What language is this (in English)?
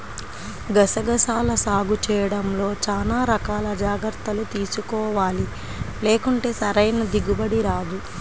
Telugu